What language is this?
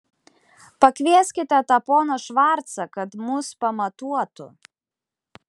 Lithuanian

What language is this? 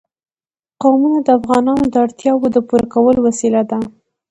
Pashto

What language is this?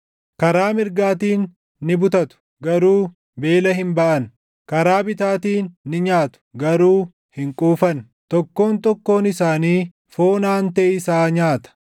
Oromo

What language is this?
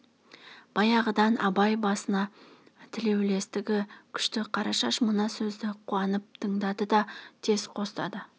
Kazakh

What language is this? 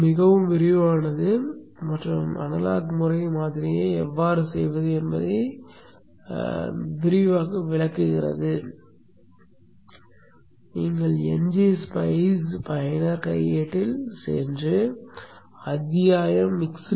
Tamil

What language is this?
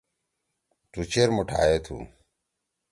Torwali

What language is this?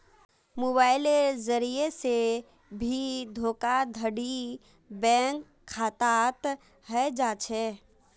Magahi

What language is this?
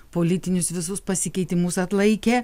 Lithuanian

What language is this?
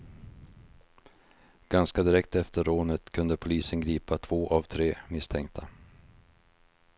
Swedish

